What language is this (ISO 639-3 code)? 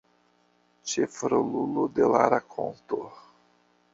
epo